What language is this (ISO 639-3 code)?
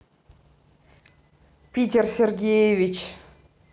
rus